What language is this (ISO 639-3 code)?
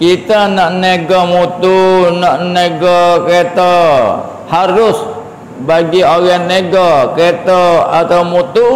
msa